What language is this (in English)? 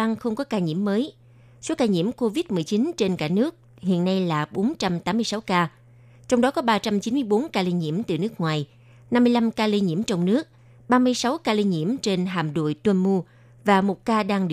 Vietnamese